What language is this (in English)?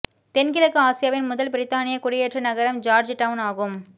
Tamil